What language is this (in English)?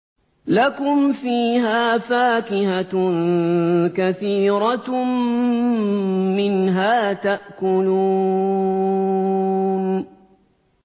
Arabic